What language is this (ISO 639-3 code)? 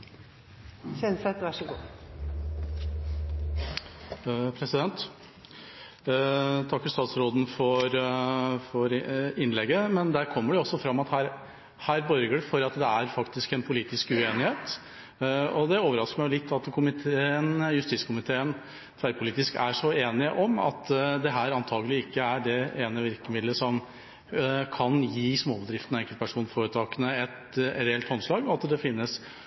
nob